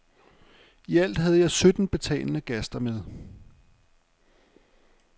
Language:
Danish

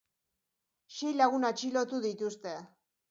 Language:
Basque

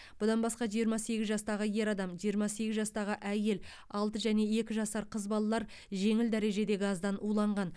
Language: Kazakh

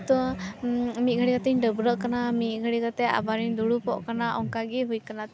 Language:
Santali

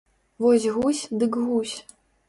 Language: Belarusian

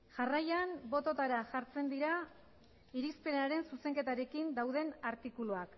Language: Basque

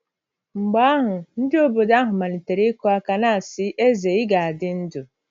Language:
Igbo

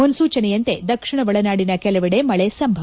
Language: Kannada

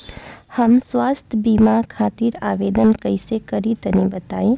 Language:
Bhojpuri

